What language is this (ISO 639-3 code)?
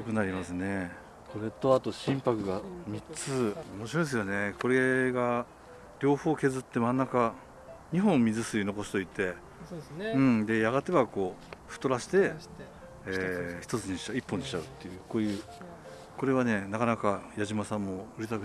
jpn